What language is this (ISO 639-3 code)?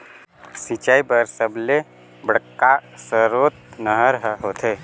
hne